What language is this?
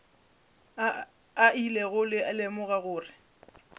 Northern Sotho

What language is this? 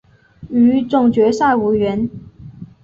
Chinese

